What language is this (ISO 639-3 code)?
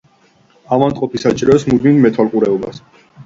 kat